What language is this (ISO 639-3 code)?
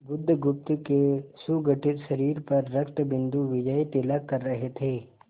hin